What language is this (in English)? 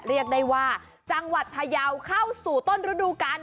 Thai